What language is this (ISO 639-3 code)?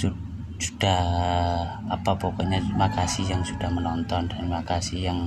ind